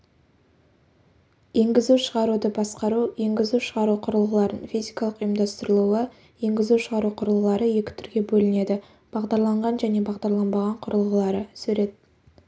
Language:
Kazakh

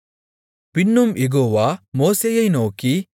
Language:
Tamil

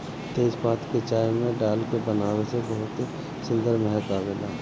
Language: Bhojpuri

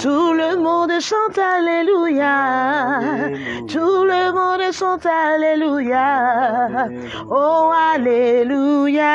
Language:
French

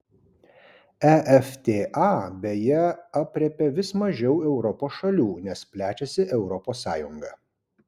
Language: Lithuanian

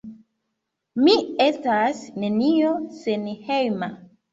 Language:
Esperanto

